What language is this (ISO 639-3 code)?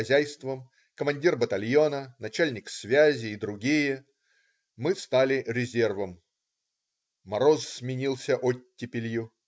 rus